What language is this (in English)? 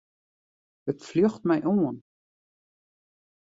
Western Frisian